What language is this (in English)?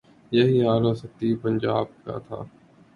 Urdu